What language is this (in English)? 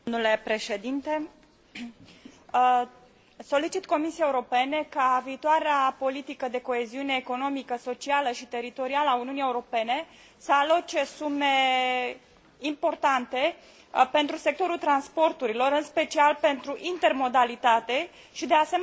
Romanian